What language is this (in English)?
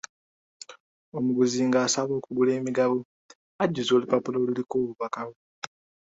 Ganda